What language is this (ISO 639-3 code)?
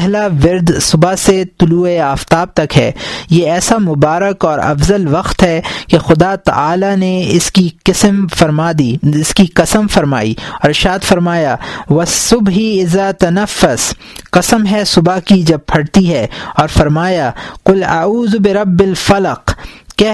urd